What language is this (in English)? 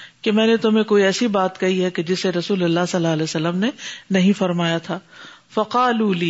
Urdu